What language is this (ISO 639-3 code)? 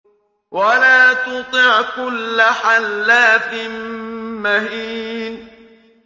ara